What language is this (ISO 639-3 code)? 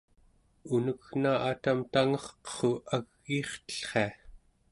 esu